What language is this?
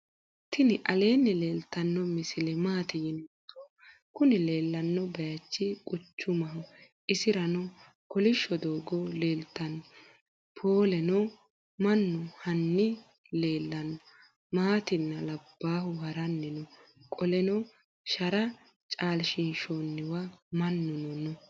Sidamo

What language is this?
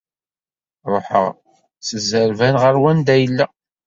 Kabyle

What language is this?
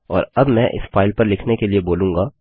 Hindi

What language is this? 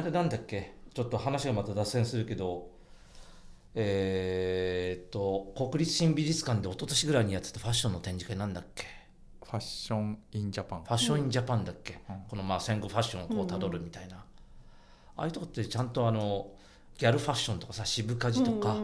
Japanese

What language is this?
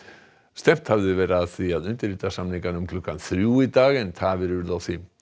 Icelandic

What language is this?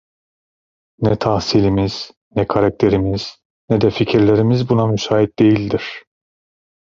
Turkish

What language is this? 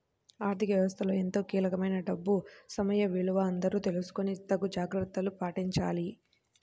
Telugu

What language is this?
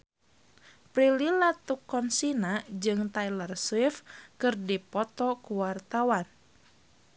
Sundanese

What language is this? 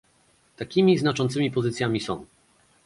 Polish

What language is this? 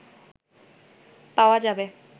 Bangla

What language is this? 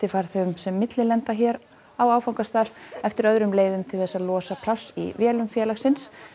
Icelandic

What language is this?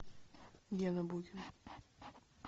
Russian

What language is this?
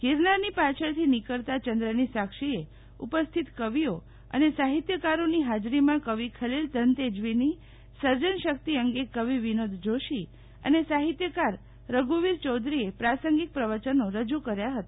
Gujarati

